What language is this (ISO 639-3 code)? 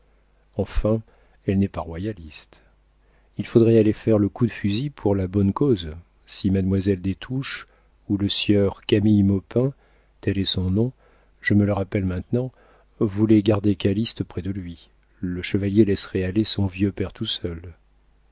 fra